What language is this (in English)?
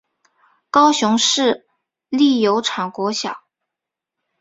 Chinese